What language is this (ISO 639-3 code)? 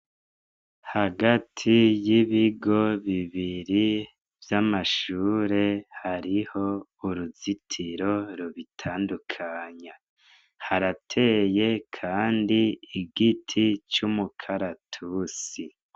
run